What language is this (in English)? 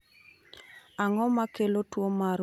Luo (Kenya and Tanzania)